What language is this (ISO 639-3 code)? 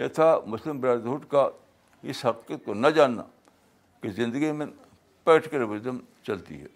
urd